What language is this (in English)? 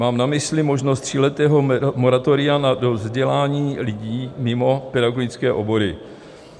Czech